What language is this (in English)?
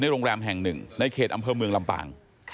Thai